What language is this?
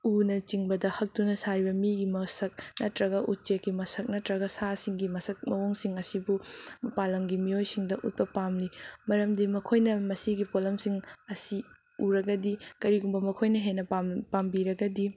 Manipuri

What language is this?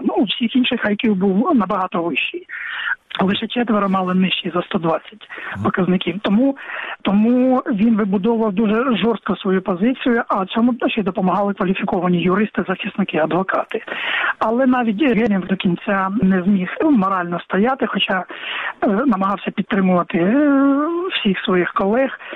Ukrainian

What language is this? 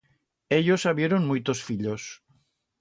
Aragonese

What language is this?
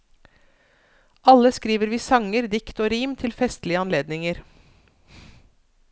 Norwegian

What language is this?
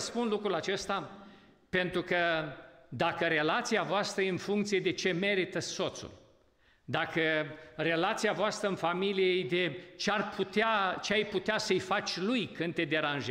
Romanian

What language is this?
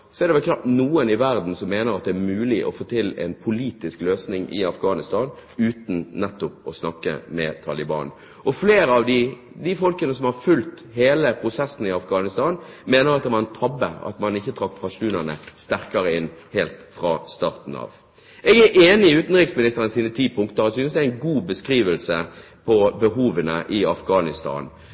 Norwegian Bokmål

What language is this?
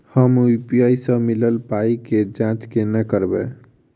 Maithili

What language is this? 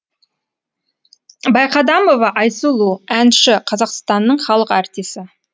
Kazakh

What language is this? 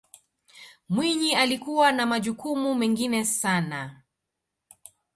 Swahili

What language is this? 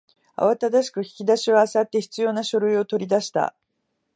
Japanese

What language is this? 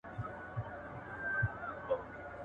Pashto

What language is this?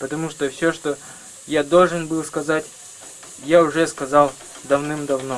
Russian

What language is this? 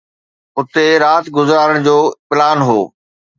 Sindhi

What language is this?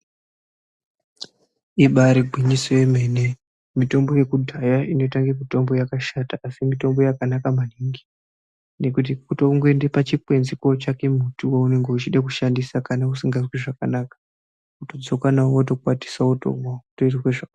Ndau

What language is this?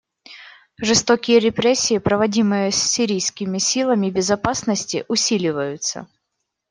Russian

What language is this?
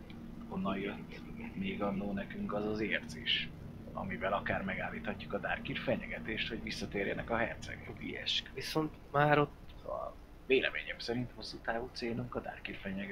Hungarian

